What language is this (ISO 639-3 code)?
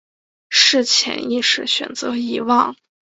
zho